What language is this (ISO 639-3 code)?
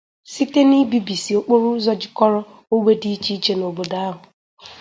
ibo